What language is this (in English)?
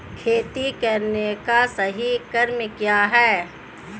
Hindi